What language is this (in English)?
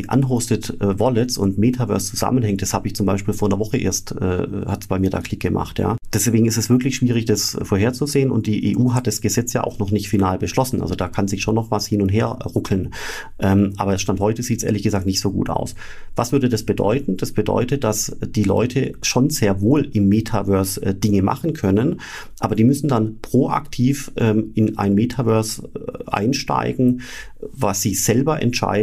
German